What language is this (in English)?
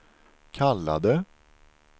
Swedish